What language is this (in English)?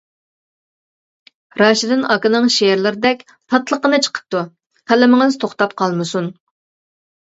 Uyghur